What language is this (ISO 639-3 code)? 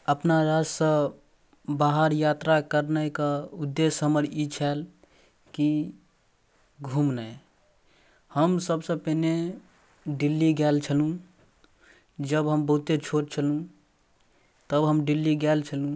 mai